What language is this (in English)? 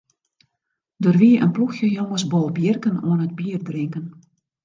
Western Frisian